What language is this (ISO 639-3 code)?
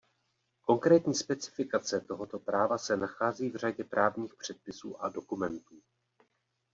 ces